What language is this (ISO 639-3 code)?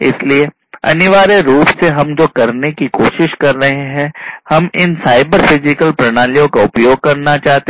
hin